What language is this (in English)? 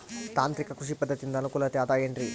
Kannada